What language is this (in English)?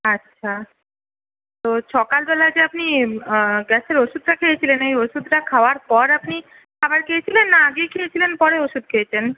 Bangla